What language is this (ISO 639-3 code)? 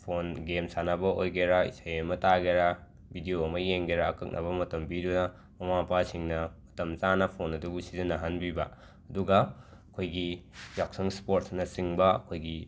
mni